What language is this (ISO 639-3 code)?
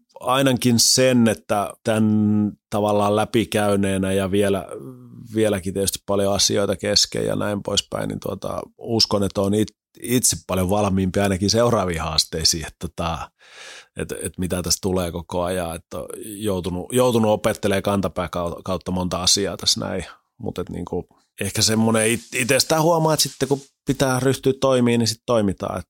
fin